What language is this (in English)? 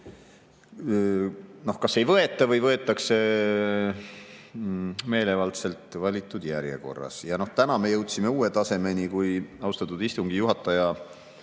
Estonian